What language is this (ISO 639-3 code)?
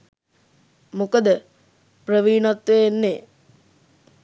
sin